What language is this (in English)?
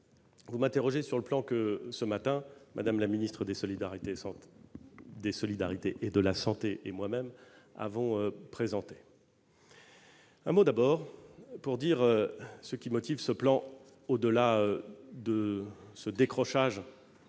French